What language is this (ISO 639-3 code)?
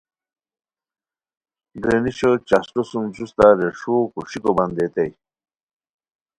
khw